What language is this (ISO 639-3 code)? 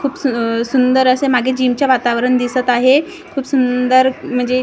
mar